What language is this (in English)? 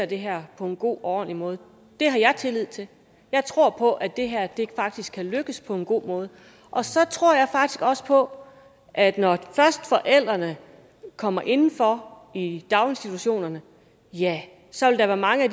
Danish